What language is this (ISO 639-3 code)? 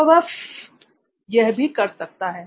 hin